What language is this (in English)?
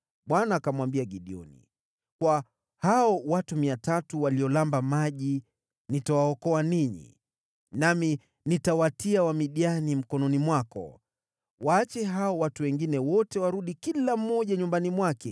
Swahili